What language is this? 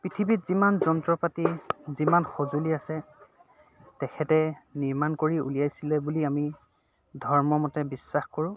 Assamese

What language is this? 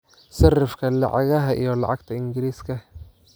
Somali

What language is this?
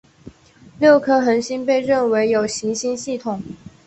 Chinese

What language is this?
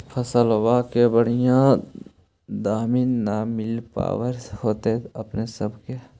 Magahi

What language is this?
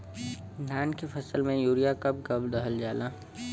Bhojpuri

